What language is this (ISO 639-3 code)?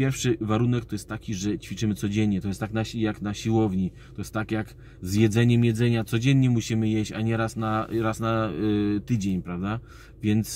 pol